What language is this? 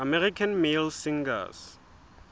Southern Sotho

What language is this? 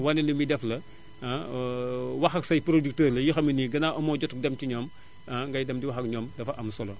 Wolof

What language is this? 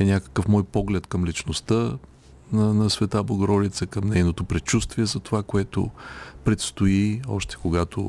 Bulgarian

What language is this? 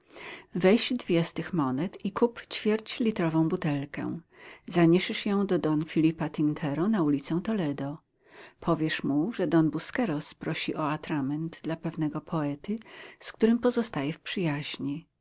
Polish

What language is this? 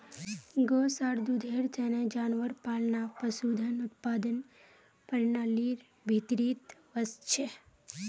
Magahi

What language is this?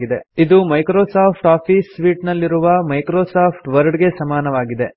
Kannada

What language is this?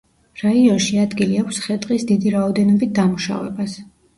Georgian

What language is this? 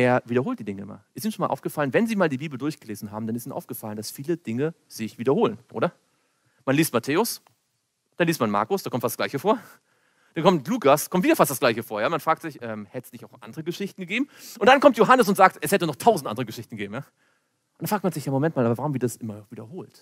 German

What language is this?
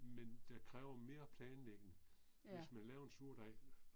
Danish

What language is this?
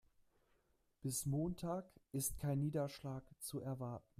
German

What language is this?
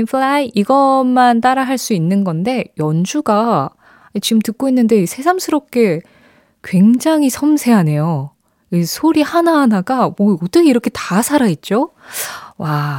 Korean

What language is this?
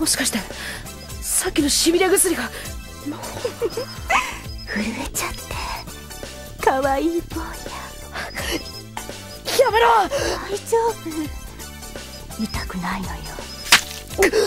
Japanese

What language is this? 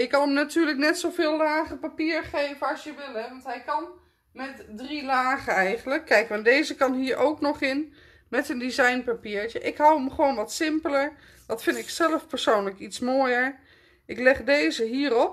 Dutch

